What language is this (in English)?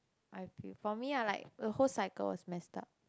English